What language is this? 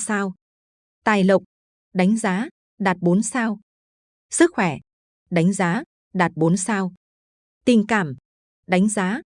Vietnamese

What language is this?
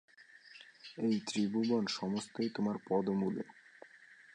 Bangla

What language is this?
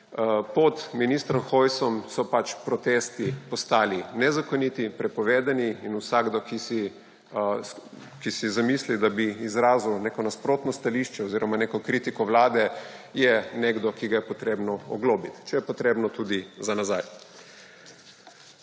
Slovenian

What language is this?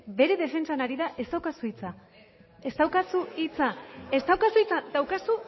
Basque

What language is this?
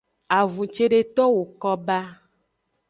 Aja (Benin)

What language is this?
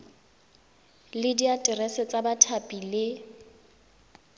Tswana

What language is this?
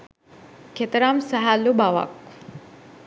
Sinhala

